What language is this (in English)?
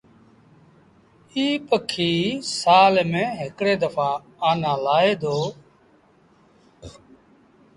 Sindhi Bhil